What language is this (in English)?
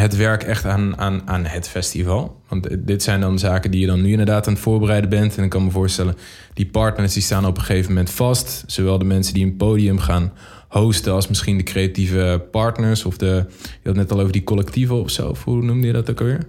Dutch